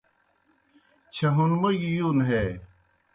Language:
Kohistani Shina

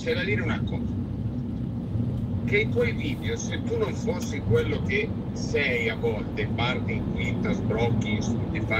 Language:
Italian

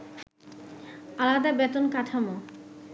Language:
Bangla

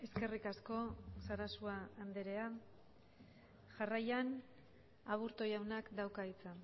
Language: Basque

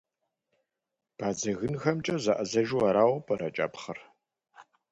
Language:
Kabardian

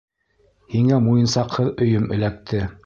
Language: Bashkir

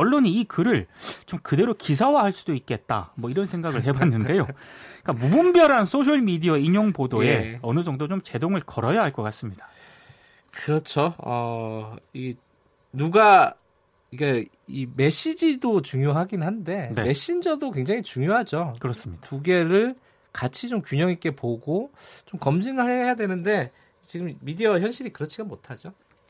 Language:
Korean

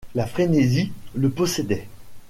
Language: French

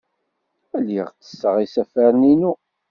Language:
Kabyle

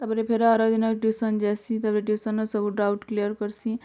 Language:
Odia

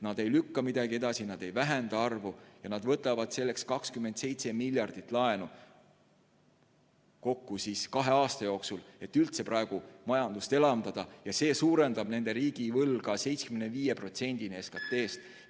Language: Estonian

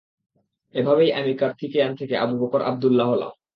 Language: Bangla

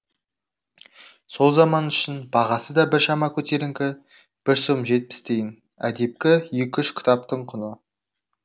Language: Kazakh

